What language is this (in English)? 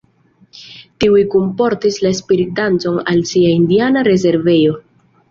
Esperanto